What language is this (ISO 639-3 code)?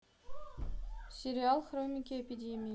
rus